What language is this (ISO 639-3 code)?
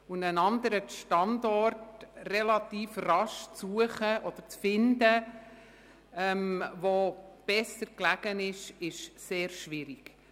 gsw